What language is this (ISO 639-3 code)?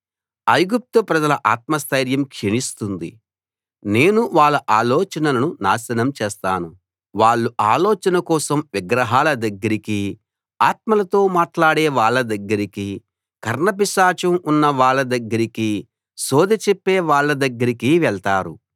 tel